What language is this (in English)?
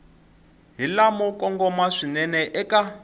Tsonga